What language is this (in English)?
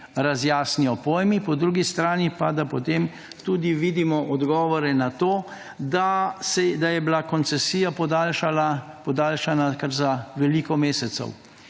Slovenian